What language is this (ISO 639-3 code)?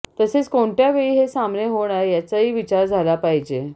mar